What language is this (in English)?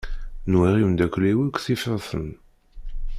Kabyle